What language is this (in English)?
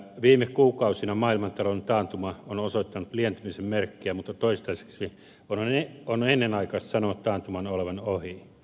Finnish